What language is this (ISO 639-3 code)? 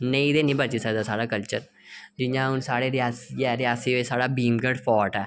doi